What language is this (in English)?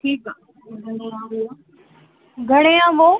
Sindhi